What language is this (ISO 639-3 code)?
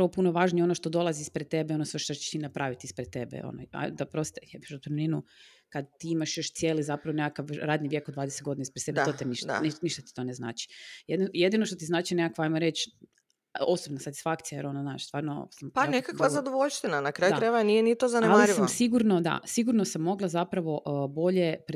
hrv